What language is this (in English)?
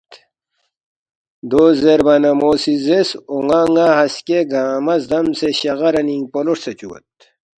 Balti